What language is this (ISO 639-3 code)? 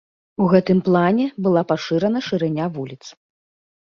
bel